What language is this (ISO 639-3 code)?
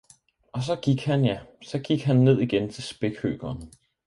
dan